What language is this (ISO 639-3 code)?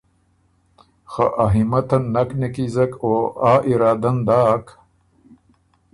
oru